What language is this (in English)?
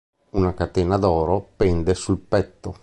Italian